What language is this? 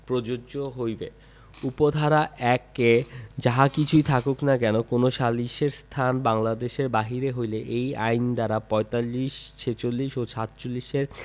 Bangla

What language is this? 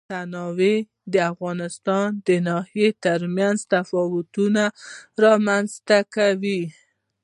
Pashto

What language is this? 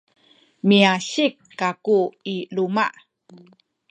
Sakizaya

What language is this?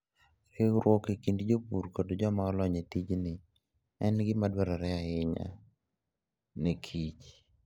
Luo (Kenya and Tanzania)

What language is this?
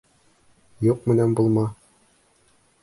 Bashkir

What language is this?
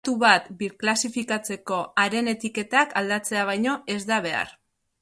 Basque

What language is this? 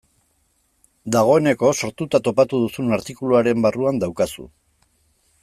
Basque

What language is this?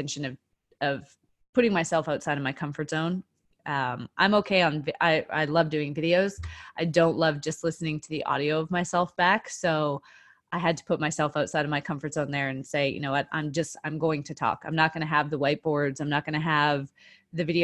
English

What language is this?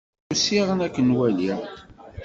Kabyle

